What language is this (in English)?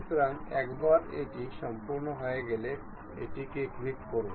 Bangla